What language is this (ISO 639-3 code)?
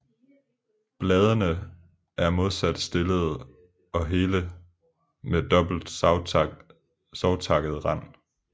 dan